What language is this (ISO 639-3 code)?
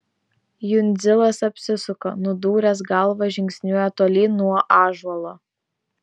lit